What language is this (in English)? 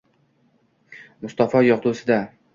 Uzbek